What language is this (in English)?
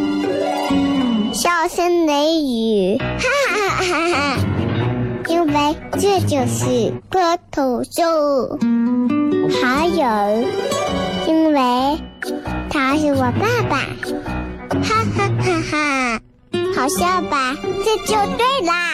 Chinese